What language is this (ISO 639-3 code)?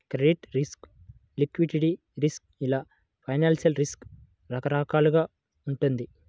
tel